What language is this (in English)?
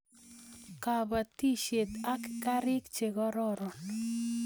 Kalenjin